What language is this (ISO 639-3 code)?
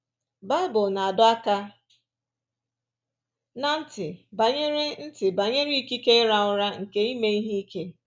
ibo